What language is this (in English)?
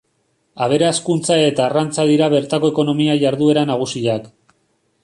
Basque